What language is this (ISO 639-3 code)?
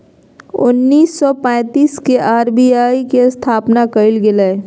mag